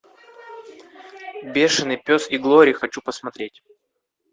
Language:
Russian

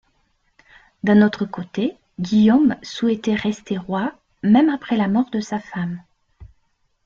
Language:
French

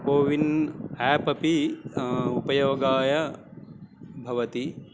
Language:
Sanskrit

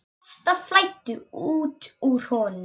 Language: Icelandic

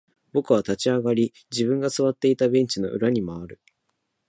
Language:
Japanese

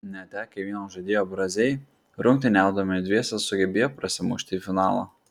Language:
Lithuanian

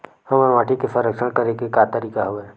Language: Chhattisgarhi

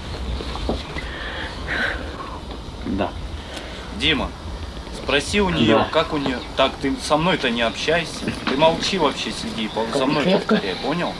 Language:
Russian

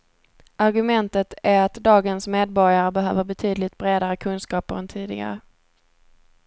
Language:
Swedish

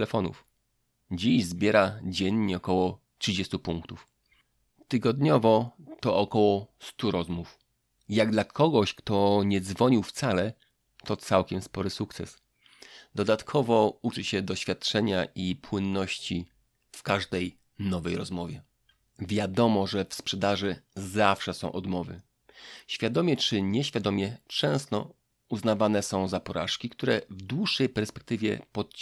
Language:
Polish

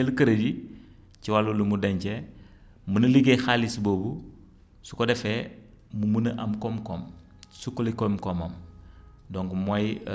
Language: Wolof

